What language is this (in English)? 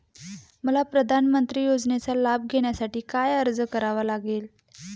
Marathi